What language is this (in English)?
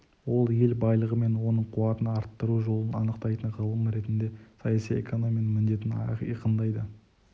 Kazakh